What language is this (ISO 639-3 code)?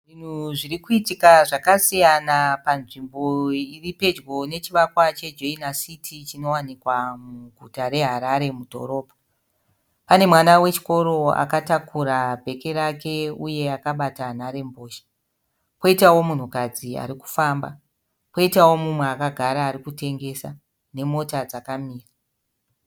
sna